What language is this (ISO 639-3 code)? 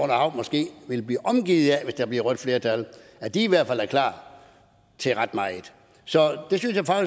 dan